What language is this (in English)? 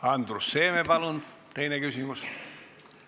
Estonian